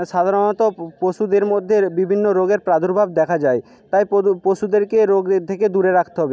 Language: Bangla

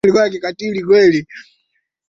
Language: Swahili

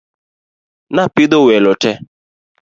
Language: Luo (Kenya and Tanzania)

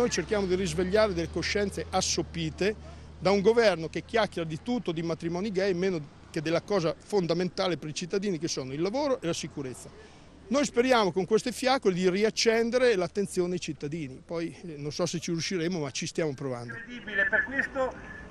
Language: Italian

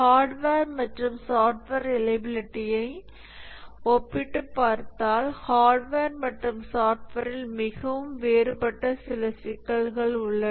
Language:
Tamil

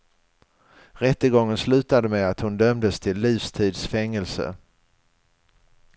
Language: Swedish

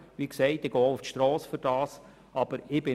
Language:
Swiss German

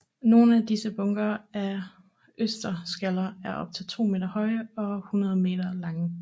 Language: Danish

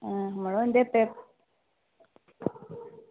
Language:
Dogri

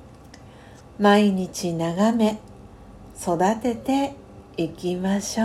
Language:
Japanese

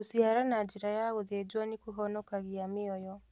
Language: Kikuyu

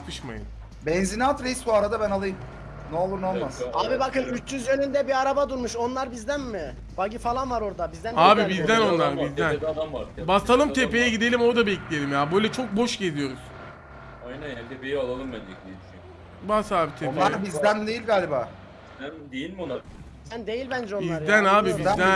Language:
Turkish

